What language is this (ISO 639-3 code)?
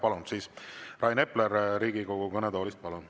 est